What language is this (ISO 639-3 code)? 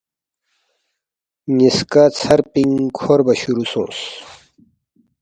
bft